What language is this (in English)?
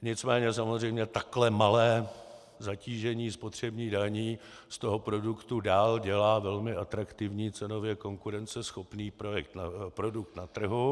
Czech